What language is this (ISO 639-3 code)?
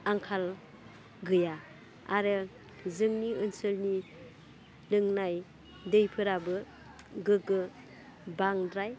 brx